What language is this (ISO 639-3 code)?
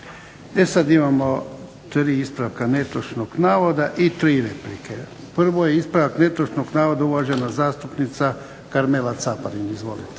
hrv